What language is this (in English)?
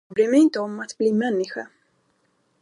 Swedish